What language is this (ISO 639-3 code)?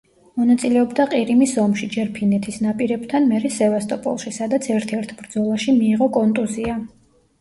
kat